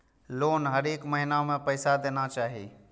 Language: Maithili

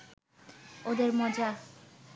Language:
Bangla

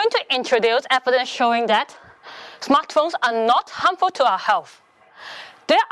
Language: English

